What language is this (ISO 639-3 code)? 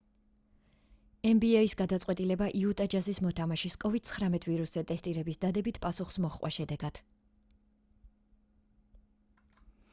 kat